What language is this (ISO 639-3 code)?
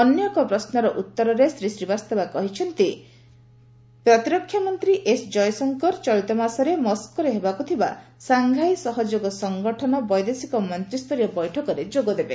ori